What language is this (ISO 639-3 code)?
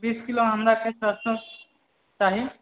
mai